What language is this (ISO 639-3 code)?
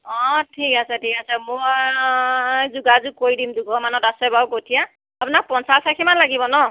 asm